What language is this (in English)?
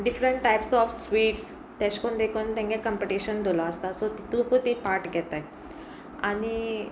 Konkani